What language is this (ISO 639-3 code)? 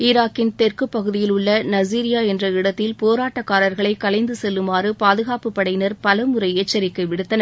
tam